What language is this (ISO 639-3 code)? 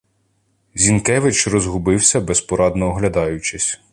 ukr